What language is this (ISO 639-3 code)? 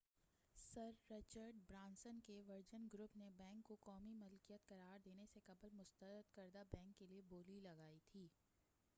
urd